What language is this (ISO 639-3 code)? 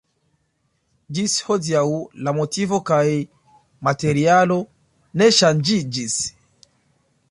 epo